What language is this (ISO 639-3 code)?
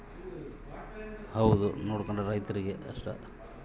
kan